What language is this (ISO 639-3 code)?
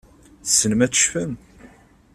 kab